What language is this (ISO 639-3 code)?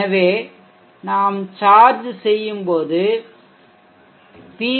tam